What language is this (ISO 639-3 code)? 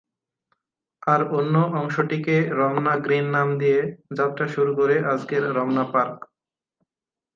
ben